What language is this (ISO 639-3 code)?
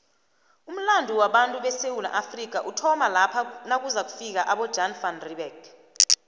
nbl